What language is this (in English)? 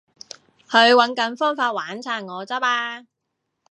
Cantonese